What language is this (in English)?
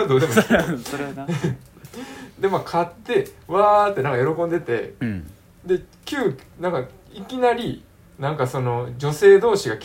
Japanese